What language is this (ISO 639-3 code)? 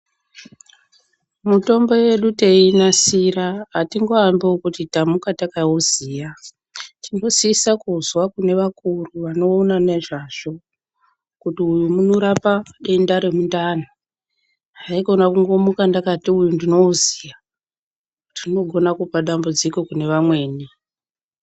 ndc